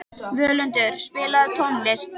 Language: Icelandic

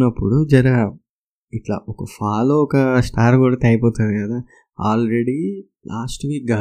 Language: Telugu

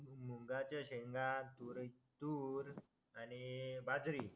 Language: Marathi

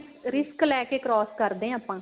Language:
Punjabi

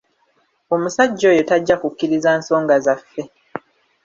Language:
Ganda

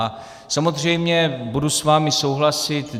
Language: Czech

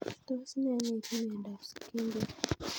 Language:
Kalenjin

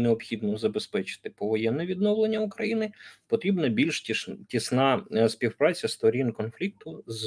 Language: Ukrainian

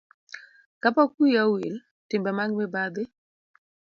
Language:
Luo (Kenya and Tanzania)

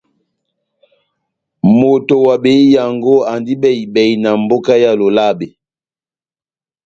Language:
Batanga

